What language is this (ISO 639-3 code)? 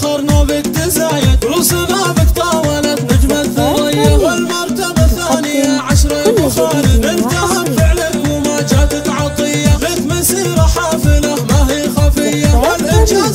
ara